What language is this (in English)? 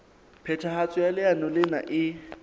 Southern Sotho